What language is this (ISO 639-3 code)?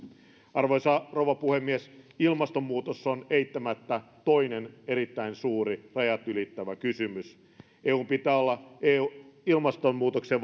fin